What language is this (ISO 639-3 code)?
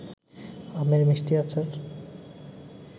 ben